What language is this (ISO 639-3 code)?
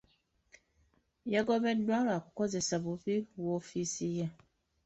lug